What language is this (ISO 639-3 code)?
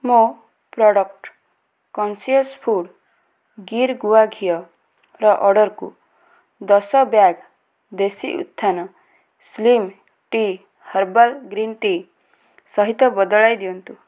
ori